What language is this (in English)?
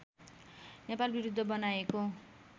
Nepali